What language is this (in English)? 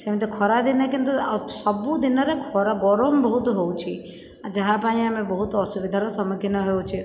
Odia